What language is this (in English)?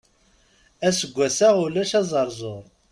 Kabyle